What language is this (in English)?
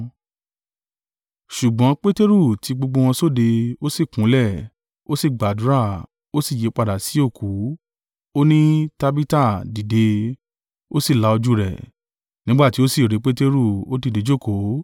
Yoruba